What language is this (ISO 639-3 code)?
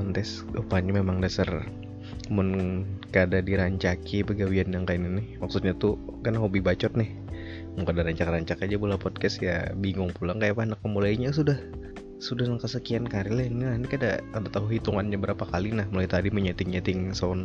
ind